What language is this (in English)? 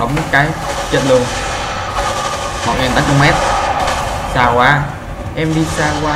Vietnamese